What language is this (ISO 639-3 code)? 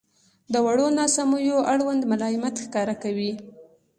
pus